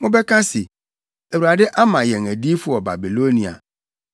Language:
Akan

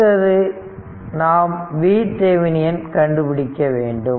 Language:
Tamil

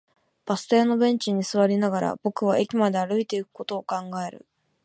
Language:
Japanese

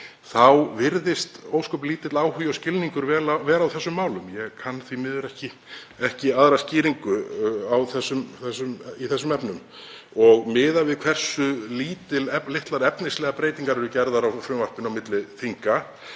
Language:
Icelandic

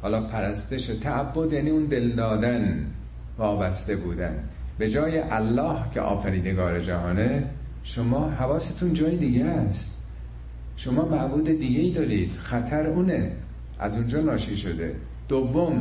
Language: Persian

